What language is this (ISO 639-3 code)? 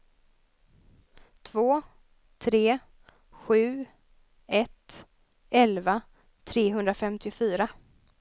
swe